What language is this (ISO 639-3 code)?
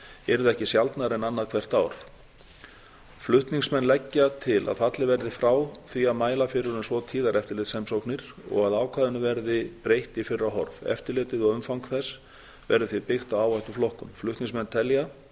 isl